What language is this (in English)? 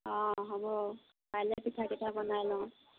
Assamese